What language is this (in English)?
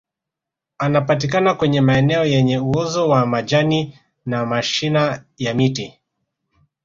Swahili